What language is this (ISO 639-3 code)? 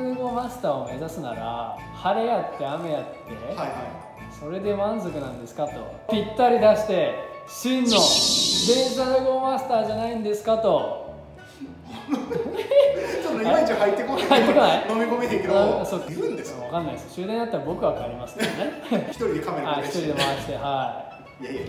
jpn